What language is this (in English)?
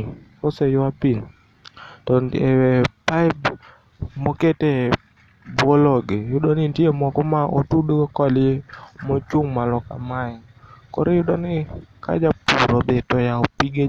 Luo (Kenya and Tanzania)